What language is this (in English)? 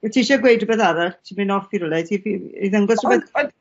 Welsh